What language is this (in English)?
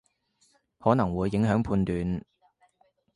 Cantonese